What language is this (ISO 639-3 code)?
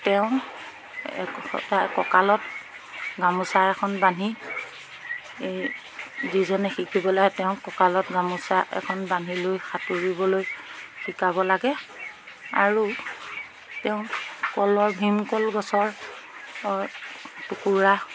asm